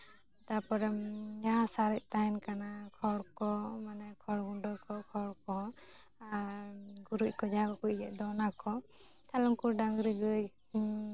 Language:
Santali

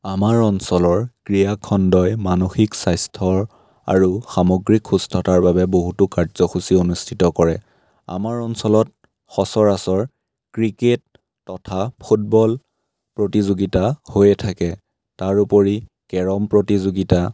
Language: Assamese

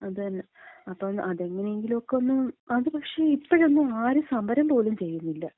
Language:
Malayalam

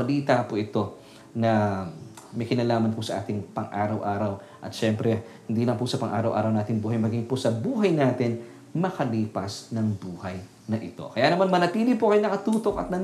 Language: Filipino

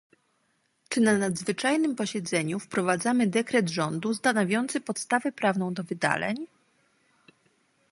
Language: Polish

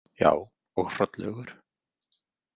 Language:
Icelandic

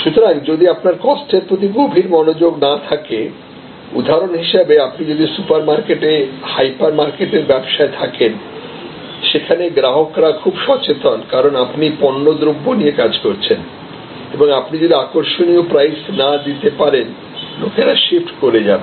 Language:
Bangla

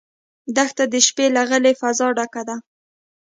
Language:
Pashto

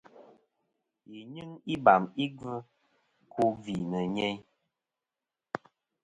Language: Kom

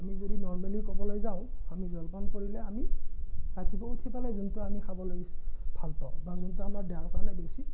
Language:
Assamese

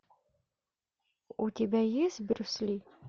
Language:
Russian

